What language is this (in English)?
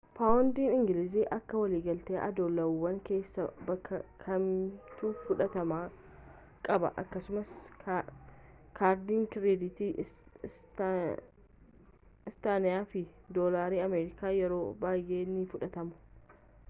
Oromo